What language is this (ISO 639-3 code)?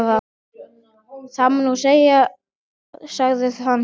isl